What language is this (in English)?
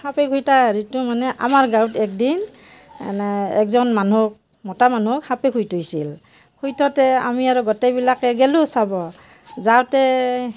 Assamese